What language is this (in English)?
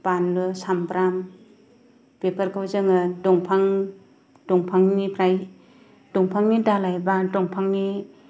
Bodo